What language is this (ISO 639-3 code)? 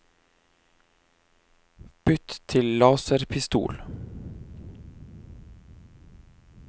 nor